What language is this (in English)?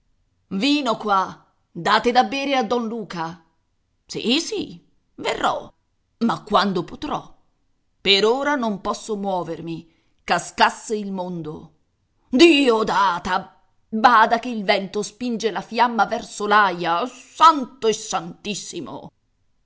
Italian